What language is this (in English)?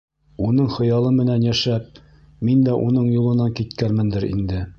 Bashkir